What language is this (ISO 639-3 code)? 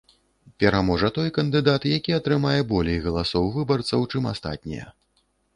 bel